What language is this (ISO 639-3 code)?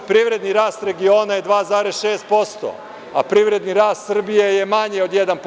srp